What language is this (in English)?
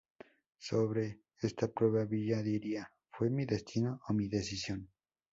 Spanish